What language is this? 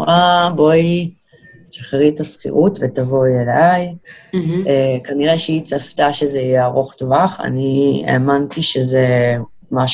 Hebrew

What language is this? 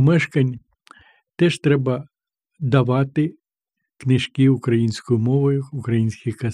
Ukrainian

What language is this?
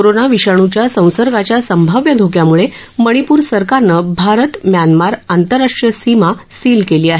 Marathi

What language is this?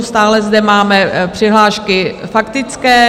Czech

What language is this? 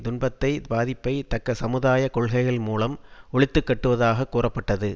Tamil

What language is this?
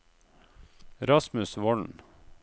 Norwegian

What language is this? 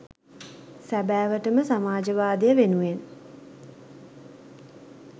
Sinhala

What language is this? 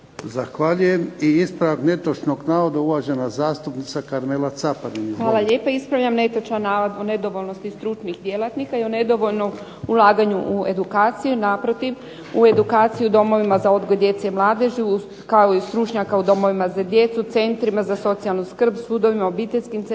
Croatian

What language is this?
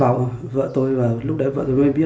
Vietnamese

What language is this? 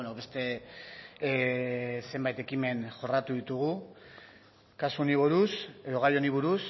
Basque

